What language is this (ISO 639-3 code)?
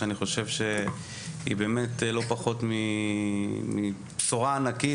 heb